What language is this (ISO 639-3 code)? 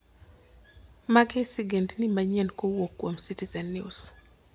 luo